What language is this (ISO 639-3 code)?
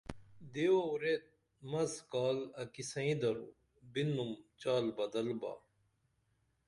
dml